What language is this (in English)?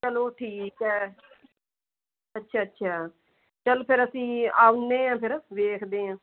Punjabi